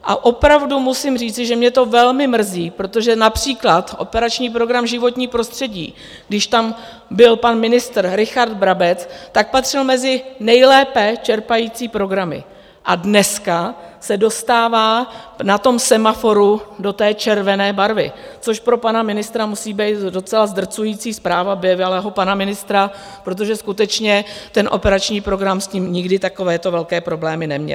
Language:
Czech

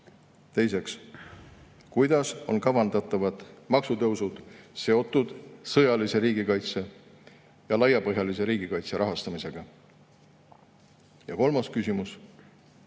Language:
Estonian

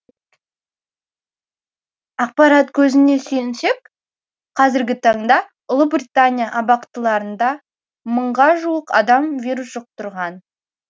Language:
Kazakh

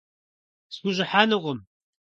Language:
Kabardian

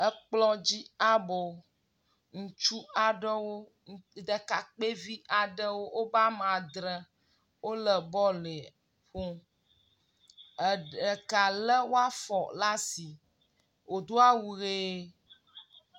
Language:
Ewe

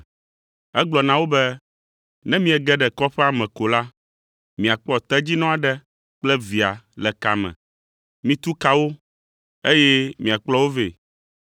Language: Ewe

